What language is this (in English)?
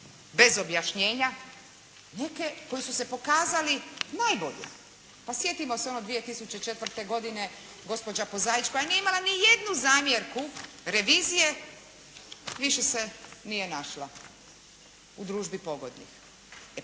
Croatian